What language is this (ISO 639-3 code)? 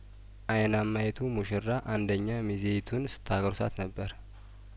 amh